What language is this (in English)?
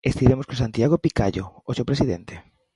Galician